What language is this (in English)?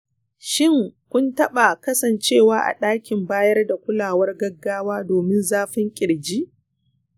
Hausa